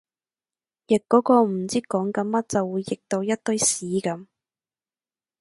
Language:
Cantonese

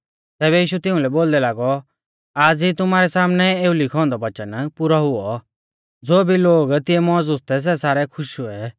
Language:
Mahasu Pahari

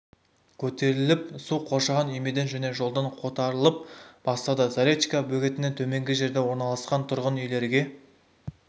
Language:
Kazakh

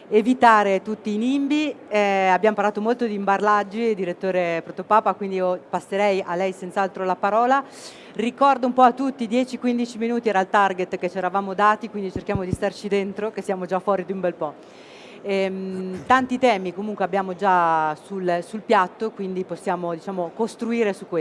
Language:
Italian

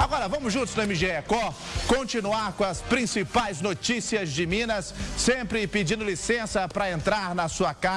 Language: Portuguese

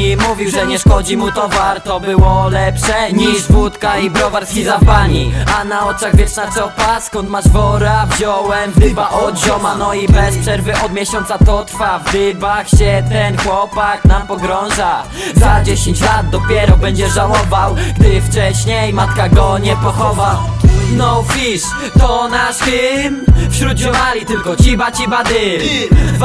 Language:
Polish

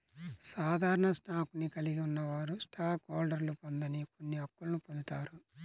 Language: Telugu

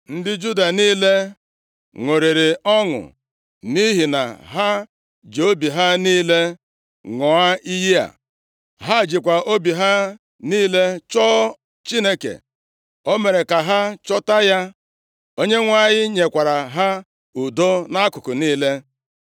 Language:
Igbo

